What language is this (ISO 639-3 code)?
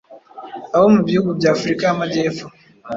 kin